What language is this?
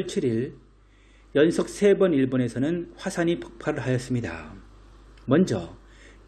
Korean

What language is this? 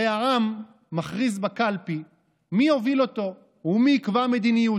Hebrew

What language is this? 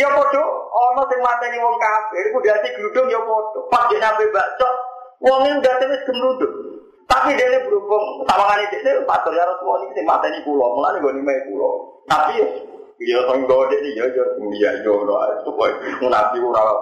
Indonesian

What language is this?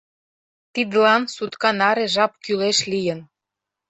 Mari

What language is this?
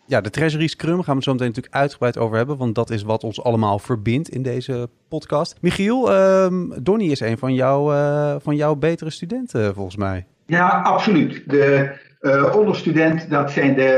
Dutch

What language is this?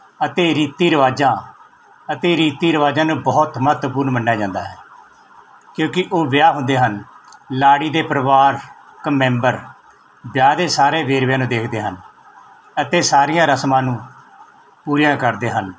Punjabi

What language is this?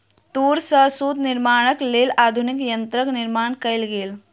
Maithili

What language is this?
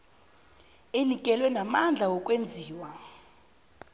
South Ndebele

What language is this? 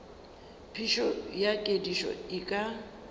Northern Sotho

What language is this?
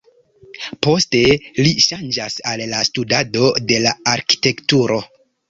Esperanto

